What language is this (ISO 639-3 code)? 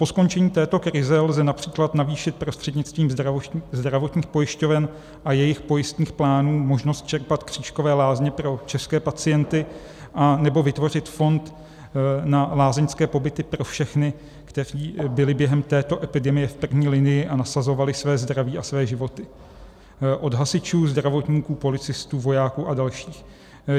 ces